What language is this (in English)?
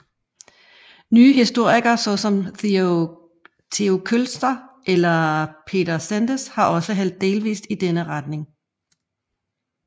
Danish